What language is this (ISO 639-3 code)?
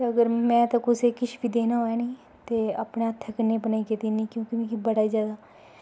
doi